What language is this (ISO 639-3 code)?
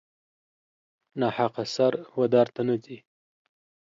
pus